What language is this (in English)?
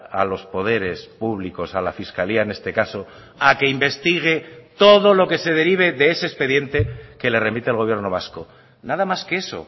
Spanish